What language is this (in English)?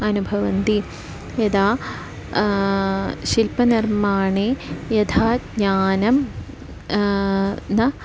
Sanskrit